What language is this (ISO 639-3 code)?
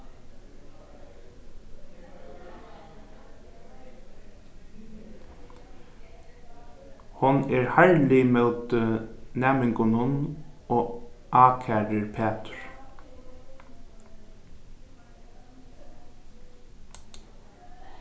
fao